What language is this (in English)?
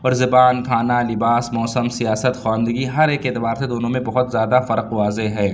Urdu